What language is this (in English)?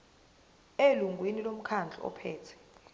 Zulu